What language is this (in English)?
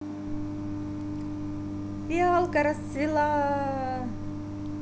Russian